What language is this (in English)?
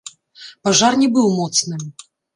Belarusian